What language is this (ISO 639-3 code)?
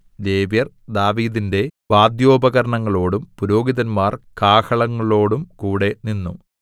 mal